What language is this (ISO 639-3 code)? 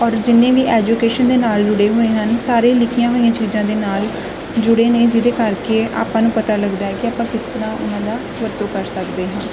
pan